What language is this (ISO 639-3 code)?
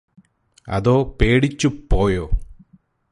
mal